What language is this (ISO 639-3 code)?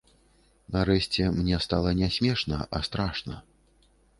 bel